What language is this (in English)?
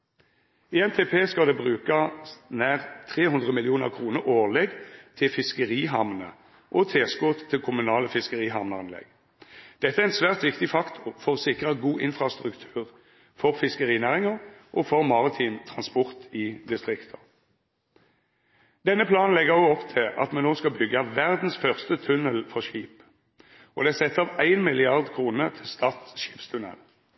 Norwegian Nynorsk